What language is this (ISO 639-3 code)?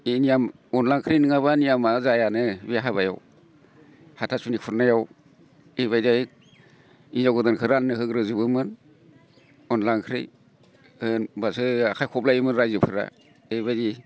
brx